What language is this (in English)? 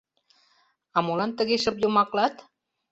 Mari